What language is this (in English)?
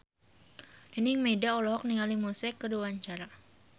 Sundanese